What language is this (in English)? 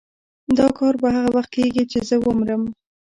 Pashto